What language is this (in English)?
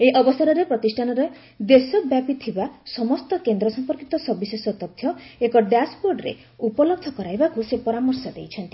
Odia